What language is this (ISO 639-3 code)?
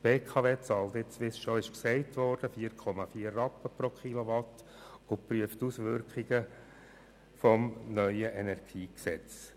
gsw